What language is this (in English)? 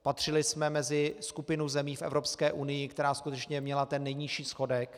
Czech